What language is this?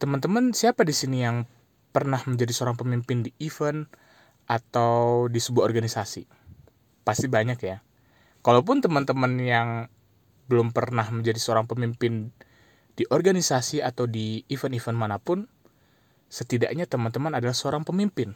Indonesian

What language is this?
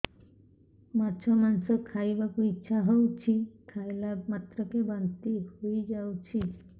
Odia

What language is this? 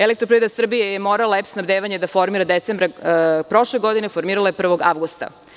Serbian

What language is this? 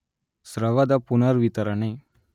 Kannada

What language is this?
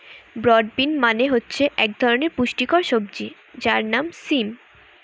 Bangla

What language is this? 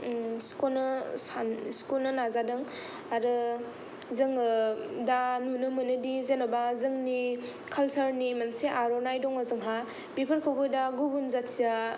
Bodo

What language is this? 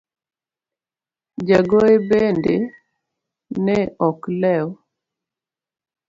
Luo (Kenya and Tanzania)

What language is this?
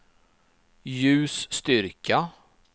Swedish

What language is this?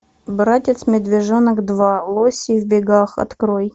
Russian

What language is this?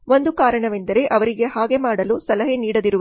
Kannada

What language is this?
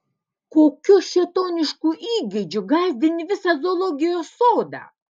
Lithuanian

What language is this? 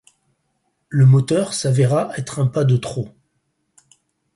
French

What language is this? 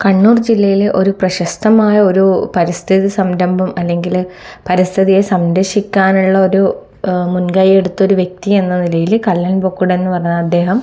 Malayalam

